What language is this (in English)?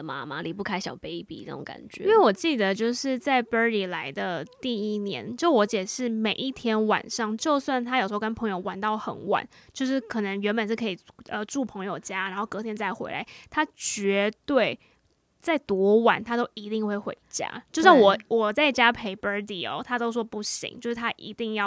Chinese